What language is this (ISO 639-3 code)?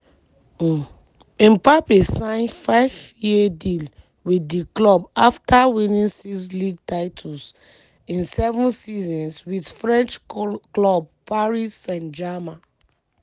pcm